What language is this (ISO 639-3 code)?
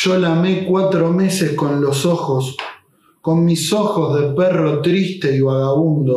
spa